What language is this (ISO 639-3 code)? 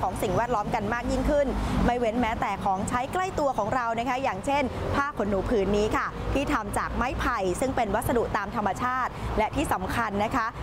tha